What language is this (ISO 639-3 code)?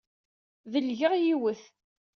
kab